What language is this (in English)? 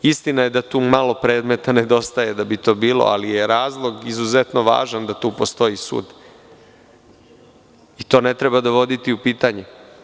Serbian